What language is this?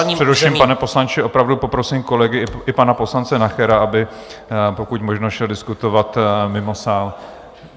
Czech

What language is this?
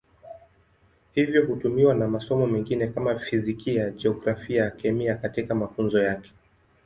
Swahili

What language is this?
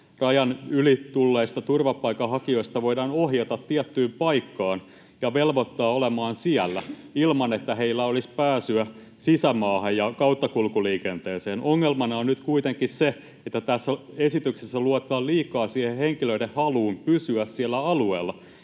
Finnish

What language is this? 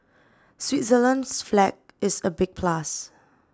English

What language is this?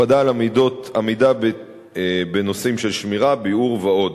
Hebrew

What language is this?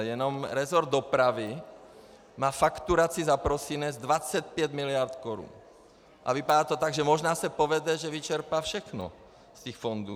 Czech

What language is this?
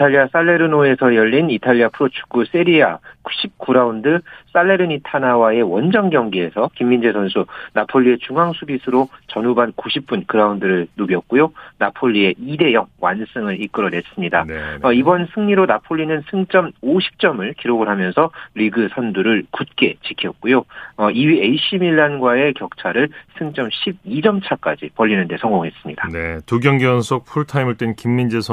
Korean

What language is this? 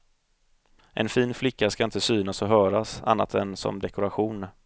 Swedish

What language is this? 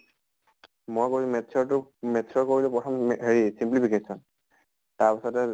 Assamese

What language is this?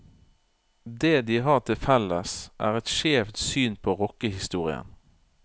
Norwegian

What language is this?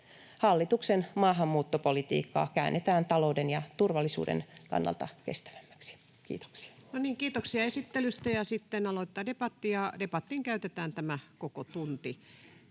Finnish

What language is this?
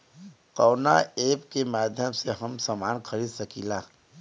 Bhojpuri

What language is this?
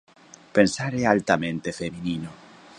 Galician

